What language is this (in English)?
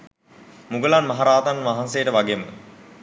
Sinhala